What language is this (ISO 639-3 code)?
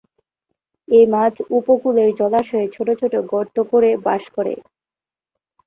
ben